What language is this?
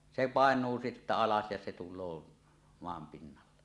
Finnish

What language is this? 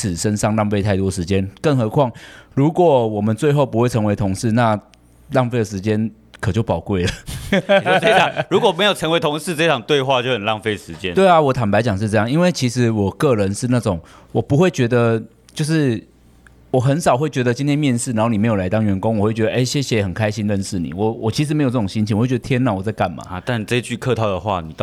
Chinese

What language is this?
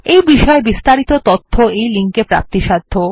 Bangla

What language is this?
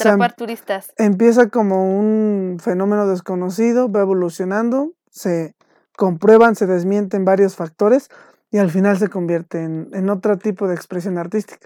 Spanish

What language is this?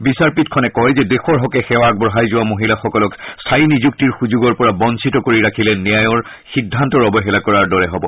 Assamese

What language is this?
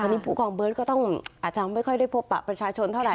Thai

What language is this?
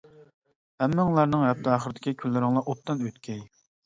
Uyghur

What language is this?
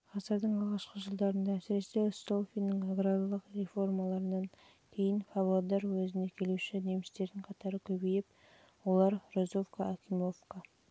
Kazakh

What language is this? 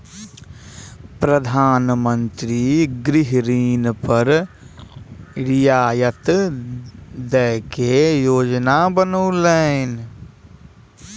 Maithili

